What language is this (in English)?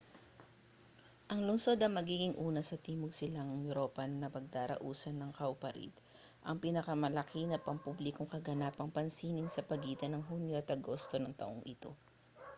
Filipino